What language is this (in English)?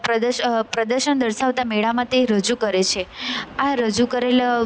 Gujarati